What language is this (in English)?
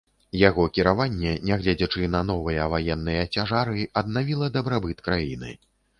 Belarusian